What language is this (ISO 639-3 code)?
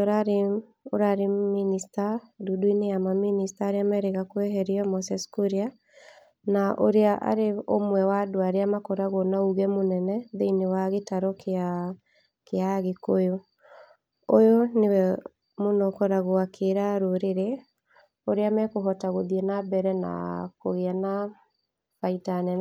kik